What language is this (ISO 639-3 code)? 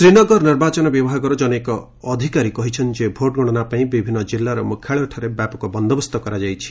ori